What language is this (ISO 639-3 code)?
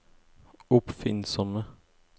nor